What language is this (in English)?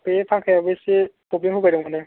Bodo